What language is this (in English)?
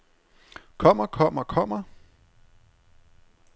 Danish